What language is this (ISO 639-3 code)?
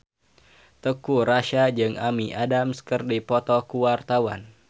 sun